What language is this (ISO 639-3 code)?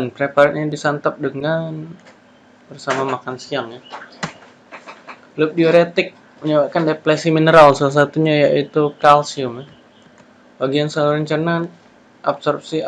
ind